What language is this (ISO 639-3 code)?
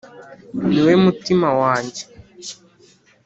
kin